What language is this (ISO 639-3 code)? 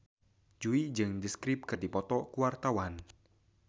sun